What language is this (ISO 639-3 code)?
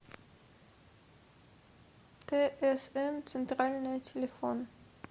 rus